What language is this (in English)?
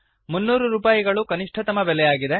Kannada